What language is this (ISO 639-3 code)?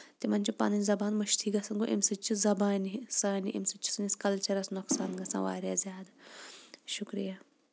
kas